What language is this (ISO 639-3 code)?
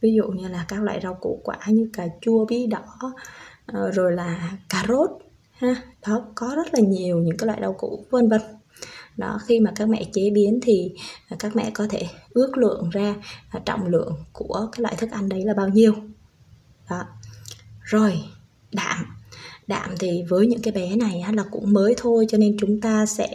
vie